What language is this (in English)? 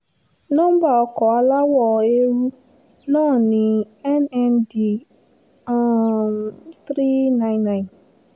Yoruba